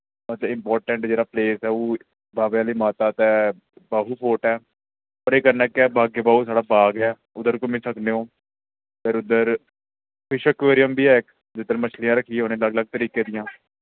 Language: Dogri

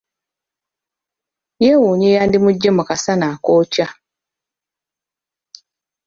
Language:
Ganda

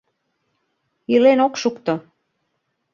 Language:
Mari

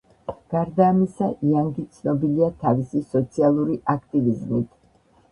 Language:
Georgian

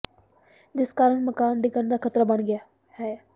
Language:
Punjabi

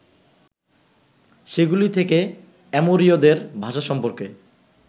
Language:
Bangla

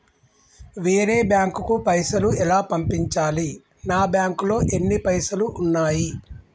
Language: Telugu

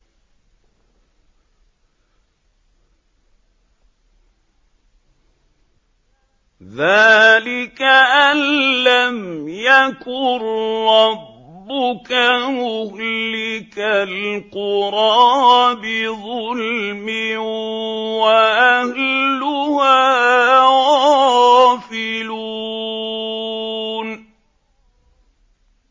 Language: Arabic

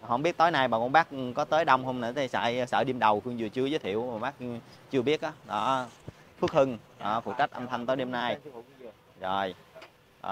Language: Vietnamese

